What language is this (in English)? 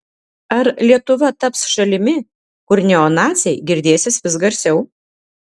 Lithuanian